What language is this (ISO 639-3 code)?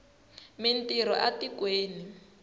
tso